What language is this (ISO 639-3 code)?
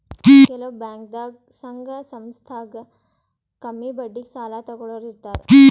kan